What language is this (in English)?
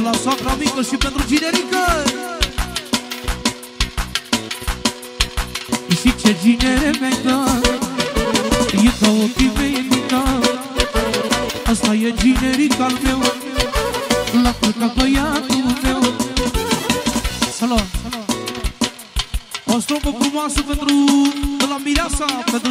Romanian